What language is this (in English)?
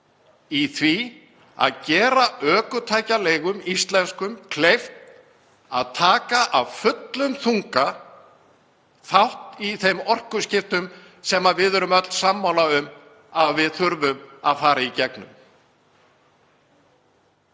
Icelandic